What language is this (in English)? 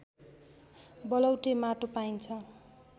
Nepali